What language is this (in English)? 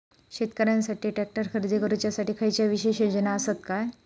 Marathi